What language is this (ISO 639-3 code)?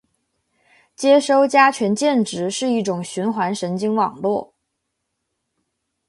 zho